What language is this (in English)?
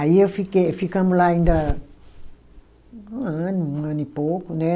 Portuguese